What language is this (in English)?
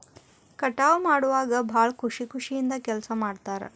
Kannada